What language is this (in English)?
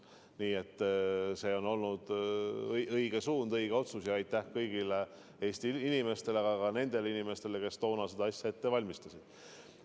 Estonian